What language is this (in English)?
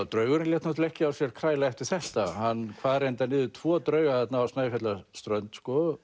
Icelandic